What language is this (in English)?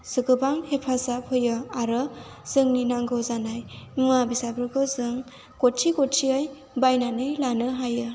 Bodo